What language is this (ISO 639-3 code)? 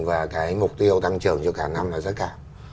vie